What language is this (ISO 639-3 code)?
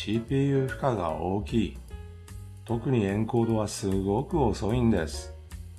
jpn